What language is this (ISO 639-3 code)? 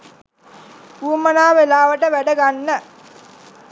sin